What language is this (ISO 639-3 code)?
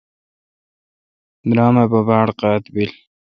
xka